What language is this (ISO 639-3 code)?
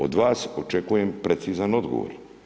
hrv